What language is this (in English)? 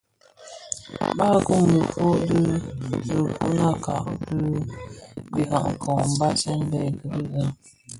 Bafia